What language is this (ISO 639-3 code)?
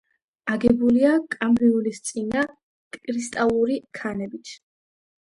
kat